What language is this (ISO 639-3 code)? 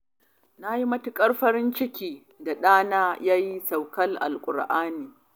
hau